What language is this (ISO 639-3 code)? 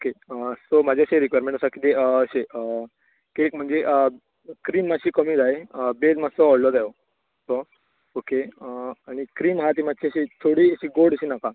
kok